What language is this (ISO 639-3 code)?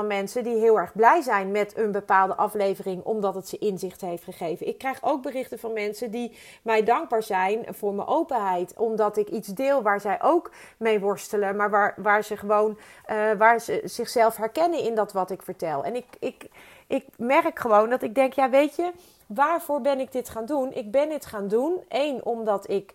nld